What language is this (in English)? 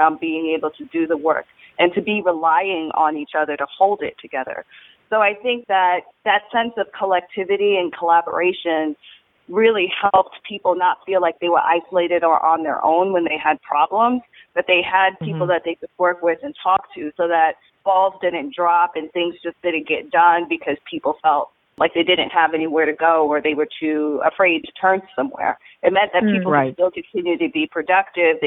English